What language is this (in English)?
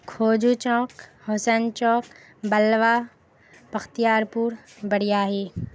Urdu